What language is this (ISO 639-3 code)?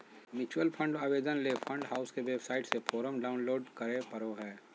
mag